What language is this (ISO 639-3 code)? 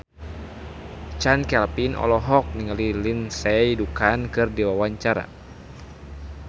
sun